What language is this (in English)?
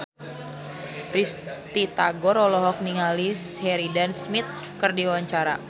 Sundanese